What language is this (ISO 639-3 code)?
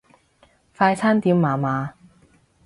yue